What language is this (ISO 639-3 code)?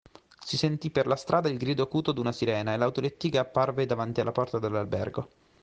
ita